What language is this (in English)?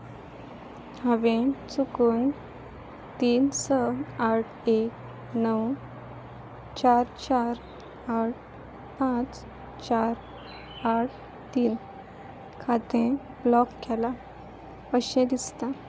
Konkani